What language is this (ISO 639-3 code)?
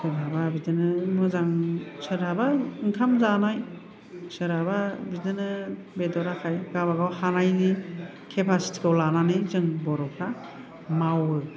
brx